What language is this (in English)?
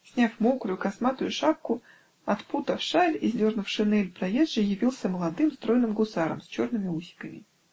Russian